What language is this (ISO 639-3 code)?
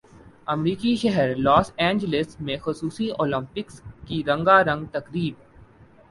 urd